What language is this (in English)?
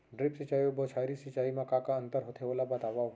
Chhattisgarhi